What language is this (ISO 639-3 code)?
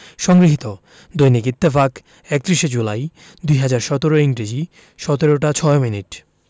ben